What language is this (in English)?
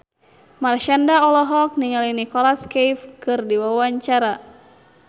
Sundanese